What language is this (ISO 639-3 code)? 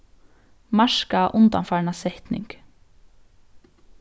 fao